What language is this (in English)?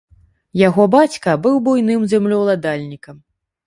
Belarusian